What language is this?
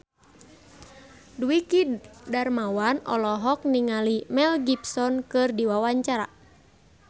Sundanese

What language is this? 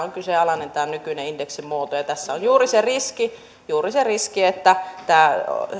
Finnish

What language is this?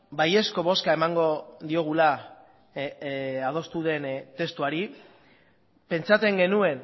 Basque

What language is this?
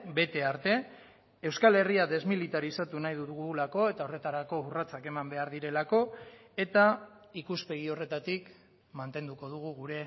Basque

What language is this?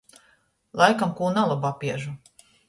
Latgalian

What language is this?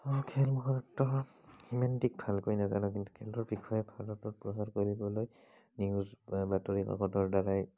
Assamese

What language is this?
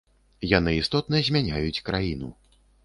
Belarusian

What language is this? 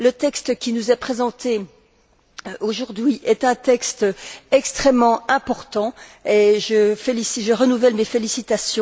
French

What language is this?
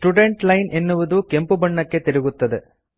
Kannada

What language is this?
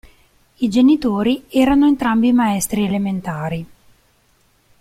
Italian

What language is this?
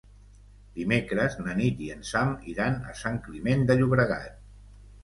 Catalan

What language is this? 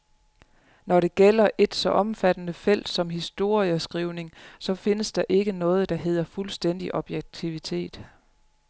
Danish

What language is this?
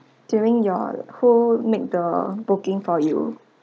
English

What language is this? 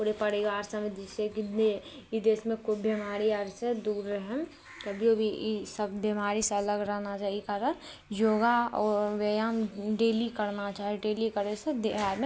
Maithili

